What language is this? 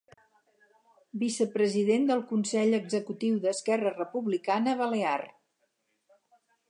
Catalan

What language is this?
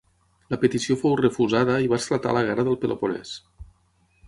Catalan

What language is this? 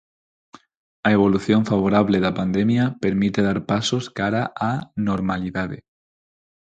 Galician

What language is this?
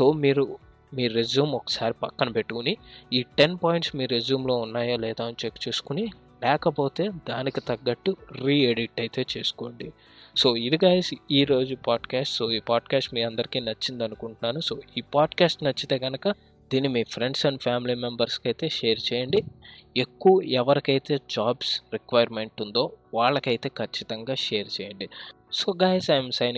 Telugu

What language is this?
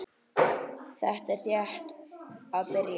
Icelandic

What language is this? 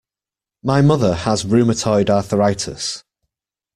English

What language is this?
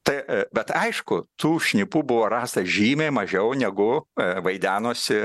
Lithuanian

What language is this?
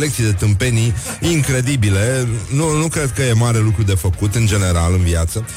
Romanian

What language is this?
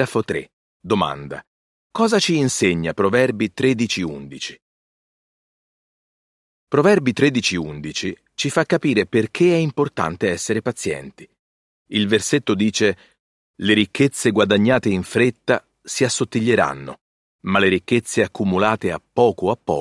Italian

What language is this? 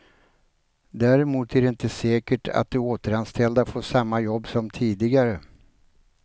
Swedish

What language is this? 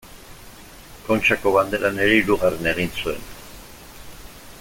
Basque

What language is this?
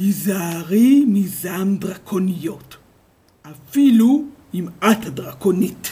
Hebrew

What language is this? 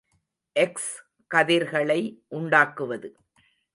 Tamil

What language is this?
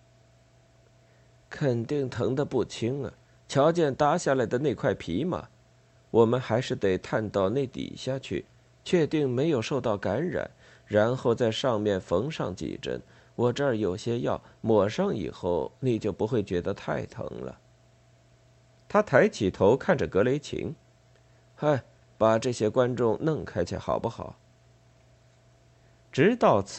Chinese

